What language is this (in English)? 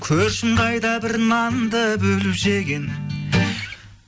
Kazakh